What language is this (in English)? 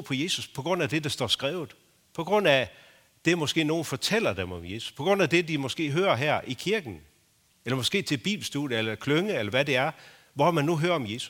Danish